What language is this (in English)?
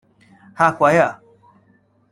Cantonese